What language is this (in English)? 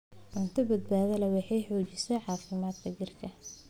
Somali